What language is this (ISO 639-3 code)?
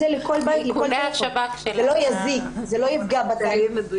heb